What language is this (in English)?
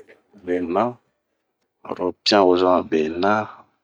Bomu